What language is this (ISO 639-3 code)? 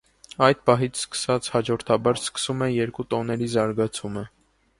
hye